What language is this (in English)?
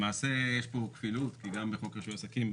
Hebrew